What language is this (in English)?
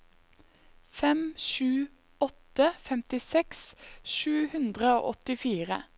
Norwegian